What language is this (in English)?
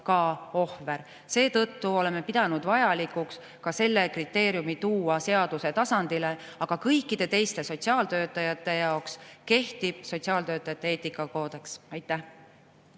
Estonian